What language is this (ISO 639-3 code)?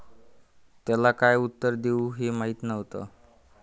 mar